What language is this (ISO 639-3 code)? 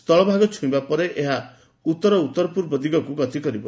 ori